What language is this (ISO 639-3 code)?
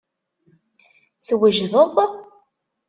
kab